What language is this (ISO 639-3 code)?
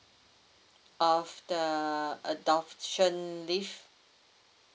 eng